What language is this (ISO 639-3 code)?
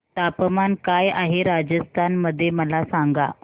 mar